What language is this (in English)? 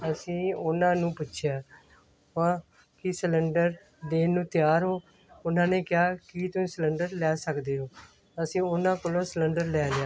Punjabi